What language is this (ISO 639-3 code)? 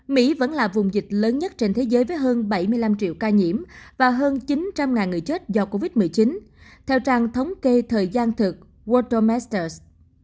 vie